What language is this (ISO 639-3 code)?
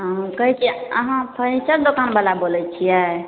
mai